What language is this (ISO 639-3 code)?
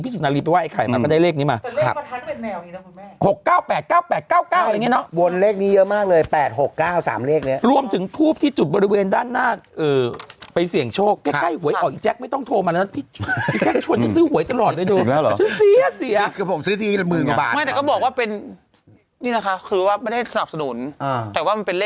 tha